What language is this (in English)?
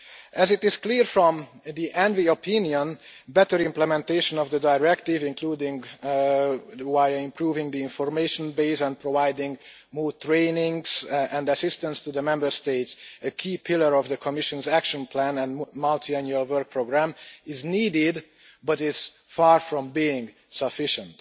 English